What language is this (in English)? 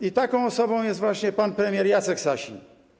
Polish